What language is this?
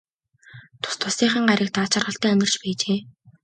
Mongolian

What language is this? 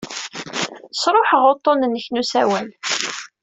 Kabyle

